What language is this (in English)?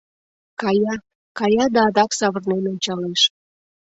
Mari